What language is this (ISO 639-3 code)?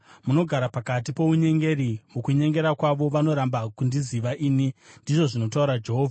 sna